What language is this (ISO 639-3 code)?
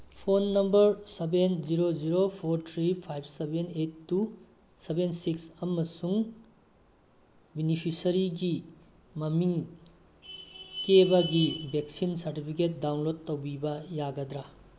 mni